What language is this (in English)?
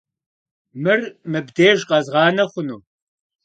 Kabardian